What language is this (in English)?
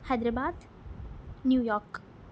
Telugu